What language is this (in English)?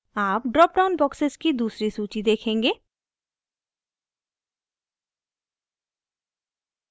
Hindi